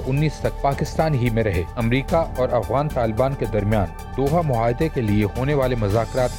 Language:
Urdu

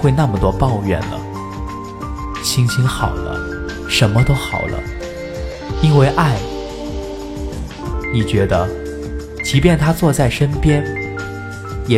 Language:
Chinese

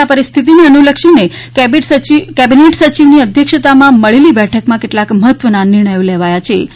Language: Gujarati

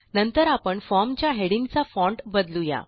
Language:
Marathi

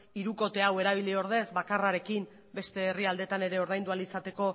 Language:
Basque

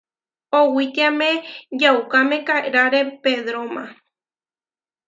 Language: Huarijio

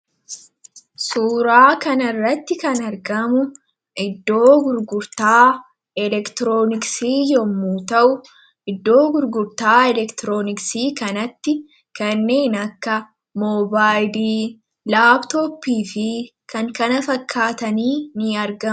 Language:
Oromo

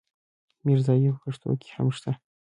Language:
Pashto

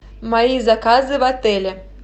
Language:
Russian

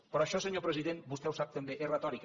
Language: Catalan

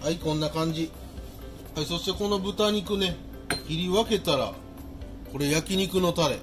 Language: Japanese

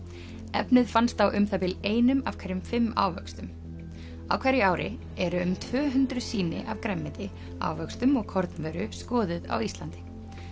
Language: Icelandic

